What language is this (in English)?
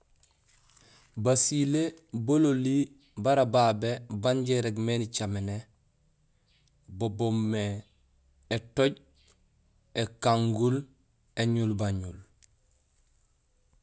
Gusilay